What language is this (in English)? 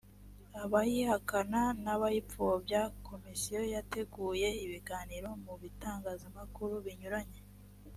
Kinyarwanda